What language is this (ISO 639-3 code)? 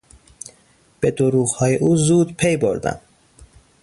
fas